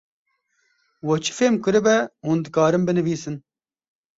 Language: Kurdish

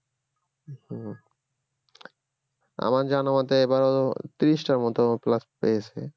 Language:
Bangla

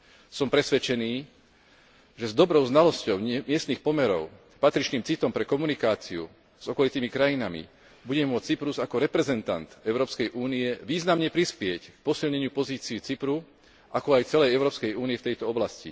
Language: Slovak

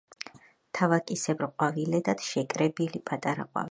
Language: Georgian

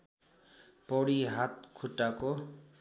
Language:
Nepali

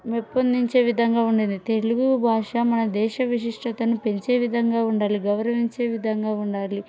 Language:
Telugu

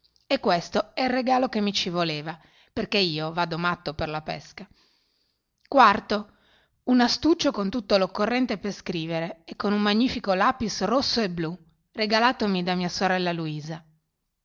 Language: Italian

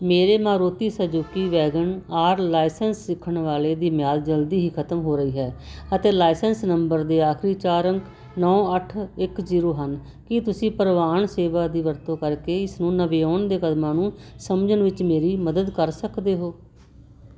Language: Punjabi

